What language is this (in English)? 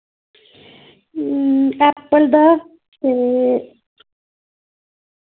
Dogri